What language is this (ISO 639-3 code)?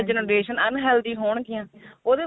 pan